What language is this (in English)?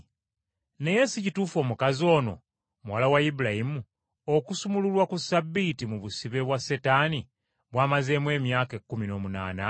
Ganda